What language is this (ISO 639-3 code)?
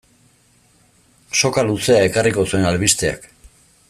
eus